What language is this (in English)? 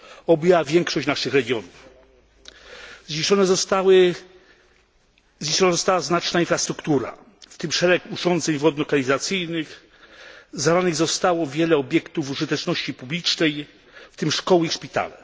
Polish